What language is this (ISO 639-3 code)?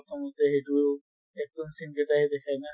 asm